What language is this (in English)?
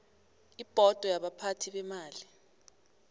South Ndebele